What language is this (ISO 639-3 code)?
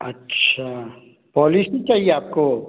hin